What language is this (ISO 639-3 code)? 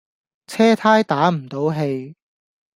yue